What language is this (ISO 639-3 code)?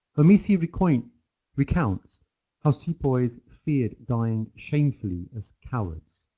eng